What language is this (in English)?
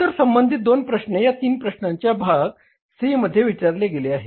Marathi